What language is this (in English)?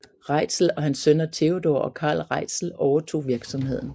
Danish